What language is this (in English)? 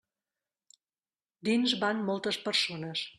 Catalan